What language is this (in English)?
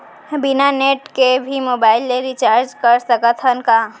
Chhattisgarhi